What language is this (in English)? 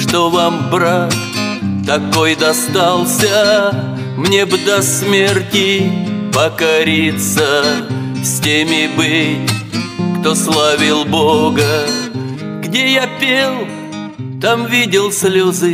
Russian